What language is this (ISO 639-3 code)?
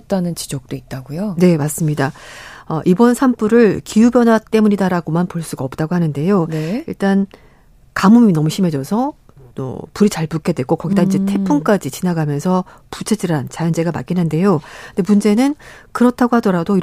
kor